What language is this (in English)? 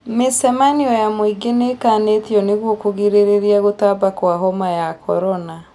Kikuyu